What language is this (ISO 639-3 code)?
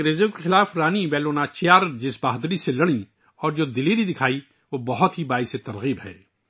urd